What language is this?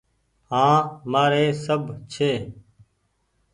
Goaria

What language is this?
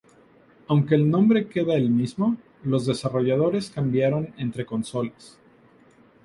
Spanish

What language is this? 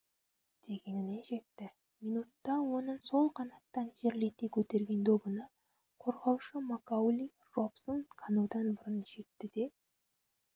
Kazakh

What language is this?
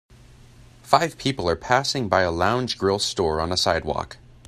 English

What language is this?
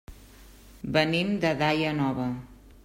Catalan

